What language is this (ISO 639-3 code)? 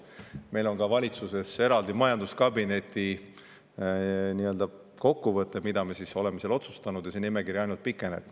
est